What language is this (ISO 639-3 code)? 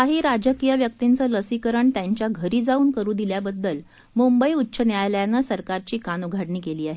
mar